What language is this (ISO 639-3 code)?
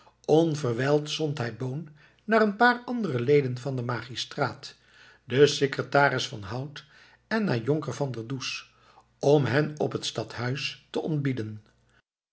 nld